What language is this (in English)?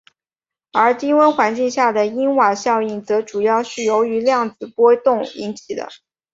Chinese